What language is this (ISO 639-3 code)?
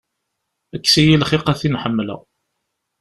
kab